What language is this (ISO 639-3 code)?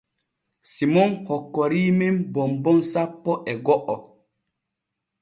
fue